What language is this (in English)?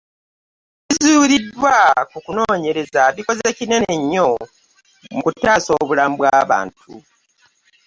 Ganda